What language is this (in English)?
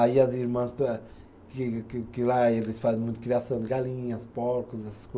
Portuguese